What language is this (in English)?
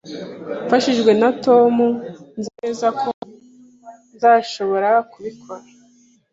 Kinyarwanda